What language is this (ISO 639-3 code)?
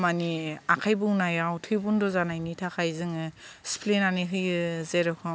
brx